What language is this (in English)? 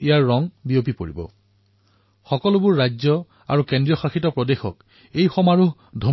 Assamese